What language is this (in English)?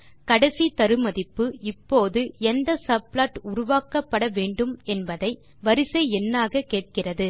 Tamil